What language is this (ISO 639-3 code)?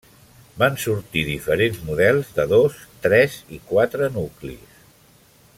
cat